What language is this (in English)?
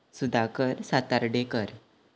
Konkani